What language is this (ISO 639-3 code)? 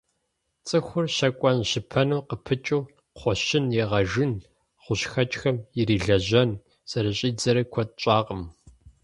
kbd